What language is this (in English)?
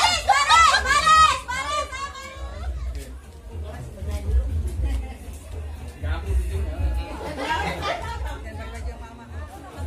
Indonesian